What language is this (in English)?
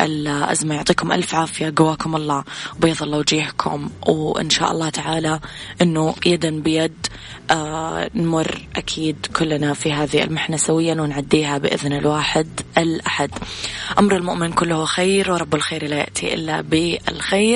Arabic